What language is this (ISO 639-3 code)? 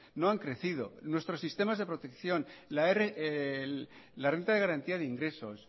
spa